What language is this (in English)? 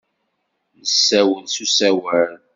Kabyle